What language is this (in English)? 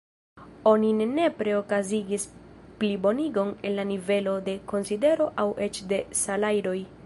Esperanto